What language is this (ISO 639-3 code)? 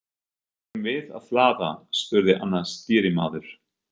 isl